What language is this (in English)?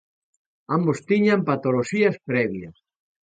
Galician